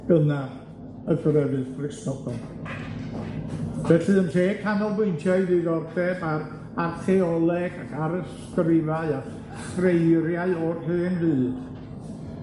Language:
Welsh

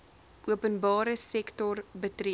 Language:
Afrikaans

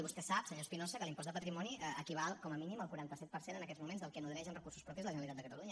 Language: Catalan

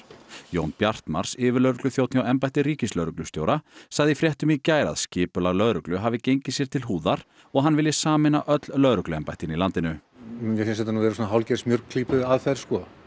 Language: Icelandic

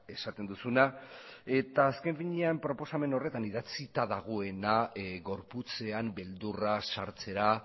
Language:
Basque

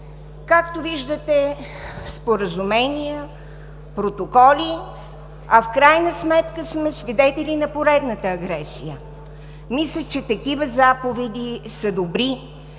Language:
Bulgarian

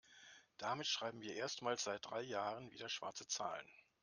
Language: German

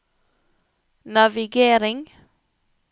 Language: Norwegian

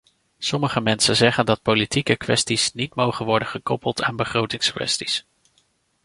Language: Dutch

